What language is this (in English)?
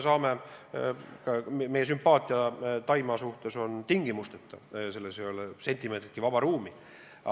Estonian